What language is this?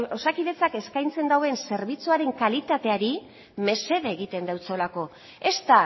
Basque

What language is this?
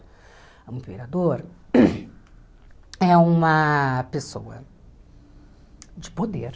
Portuguese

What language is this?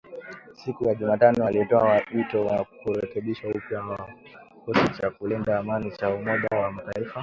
Swahili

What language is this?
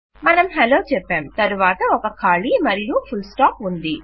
Telugu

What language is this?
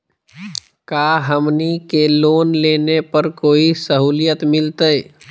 Magahi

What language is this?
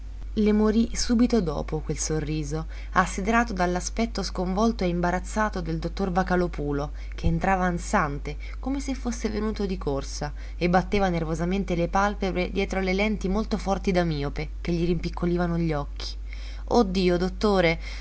Italian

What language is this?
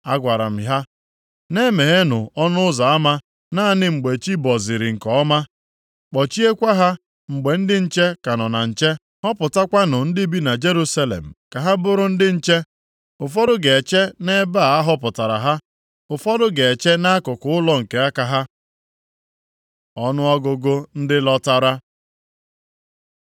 Igbo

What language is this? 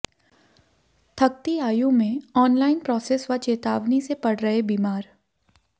Hindi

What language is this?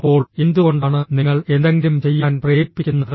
Malayalam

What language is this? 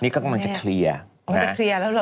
Thai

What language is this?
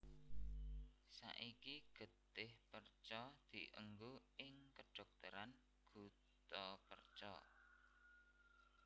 Javanese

